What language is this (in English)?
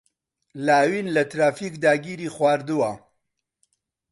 Central Kurdish